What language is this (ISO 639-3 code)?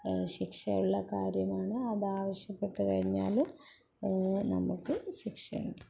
mal